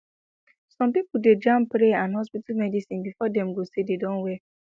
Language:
Nigerian Pidgin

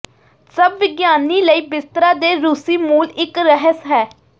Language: Punjabi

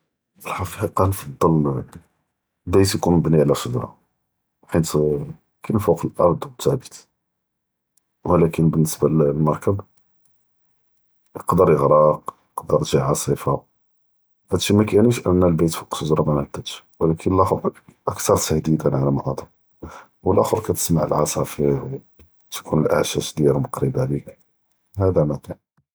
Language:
Judeo-Arabic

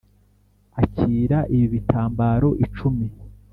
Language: Kinyarwanda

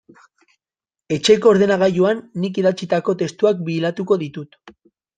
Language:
Basque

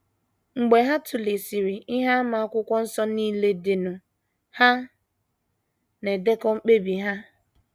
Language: Igbo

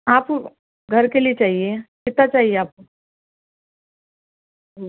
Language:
Urdu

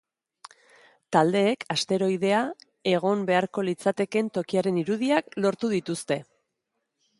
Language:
Basque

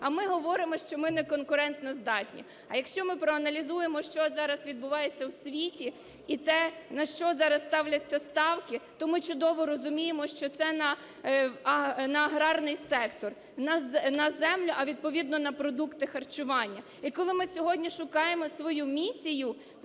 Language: Ukrainian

